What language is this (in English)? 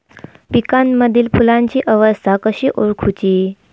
Marathi